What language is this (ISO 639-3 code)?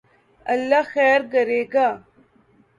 urd